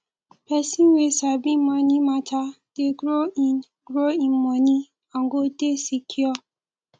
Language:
Nigerian Pidgin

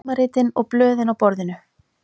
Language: Icelandic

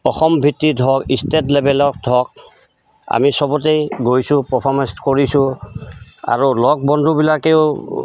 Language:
Assamese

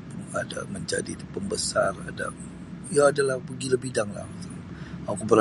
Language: Sabah Bisaya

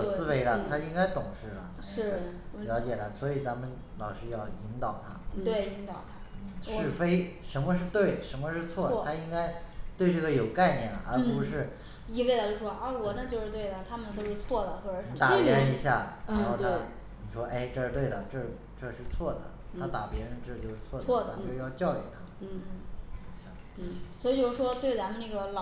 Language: Chinese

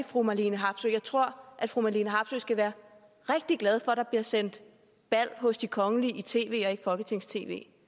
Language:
Danish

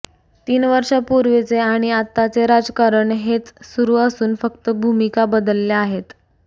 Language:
Marathi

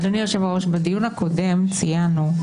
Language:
Hebrew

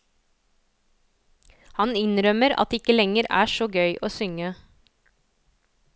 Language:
Norwegian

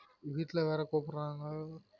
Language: Tamil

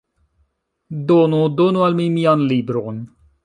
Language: Esperanto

